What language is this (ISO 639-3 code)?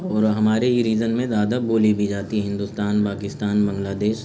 urd